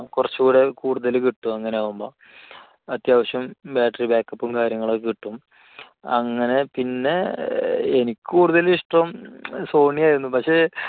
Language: Malayalam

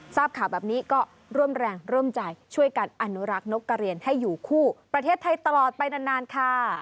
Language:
Thai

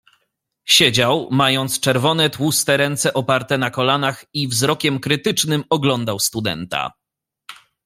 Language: Polish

